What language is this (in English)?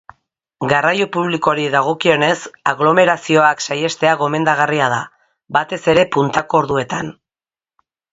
Basque